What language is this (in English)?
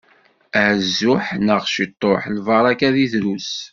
Kabyle